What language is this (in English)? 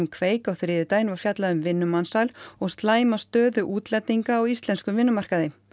Icelandic